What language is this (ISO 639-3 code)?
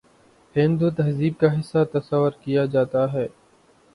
urd